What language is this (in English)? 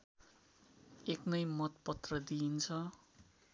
Nepali